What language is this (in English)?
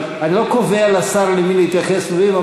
Hebrew